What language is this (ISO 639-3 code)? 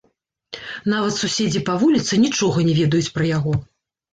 bel